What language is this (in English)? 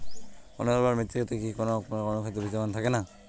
Bangla